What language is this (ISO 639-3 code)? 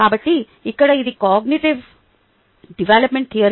tel